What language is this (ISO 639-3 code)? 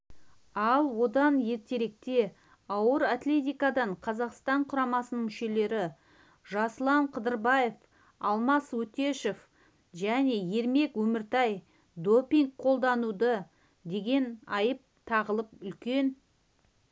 kaz